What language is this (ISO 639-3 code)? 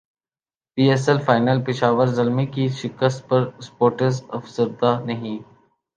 urd